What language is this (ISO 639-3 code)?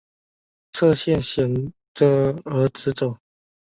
zho